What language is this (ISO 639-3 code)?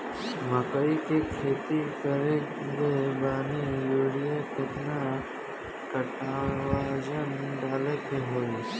bho